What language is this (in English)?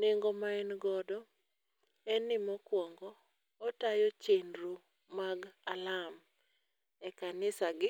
Luo (Kenya and Tanzania)